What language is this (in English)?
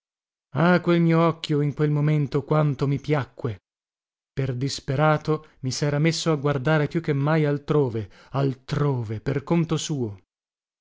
Italian